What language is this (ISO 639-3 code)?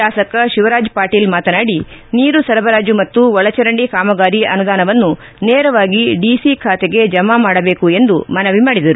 kan